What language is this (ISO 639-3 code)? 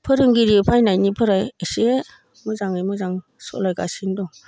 brx